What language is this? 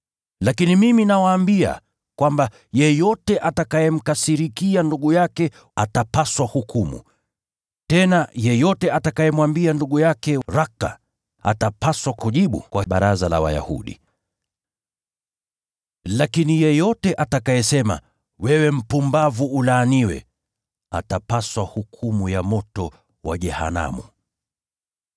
Swahili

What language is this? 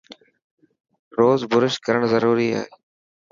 Dhatki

